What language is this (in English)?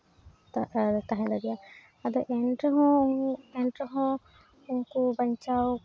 Santali